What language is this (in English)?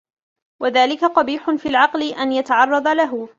Arabic